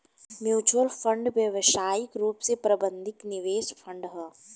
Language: Bhojpuri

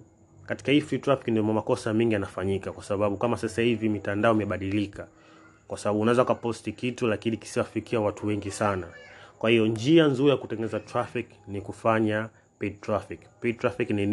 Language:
Swahili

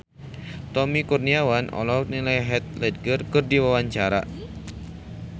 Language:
Sundanese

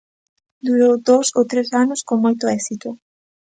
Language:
Galician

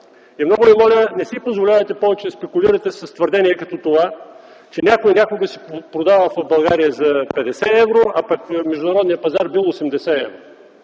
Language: Bulgarian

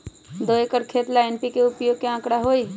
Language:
Magahi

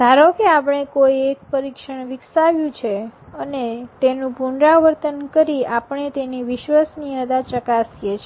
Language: Gujarati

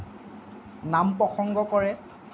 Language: Assamese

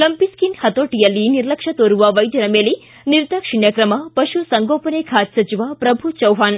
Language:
Kannada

